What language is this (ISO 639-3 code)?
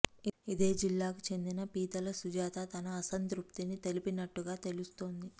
tel